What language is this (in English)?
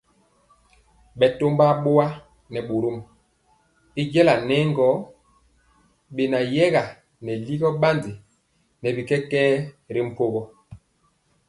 Mpiemo